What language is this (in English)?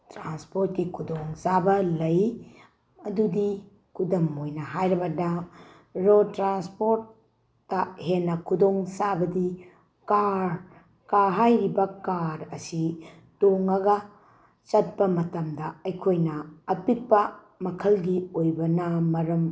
Manipuri